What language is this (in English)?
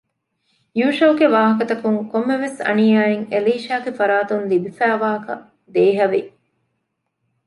Divehi